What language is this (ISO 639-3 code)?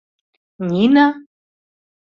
chm